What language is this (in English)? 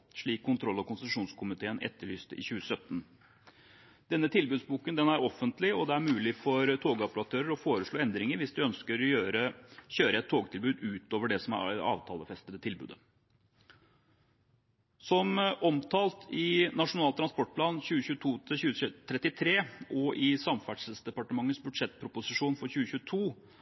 Norwegian Bokmål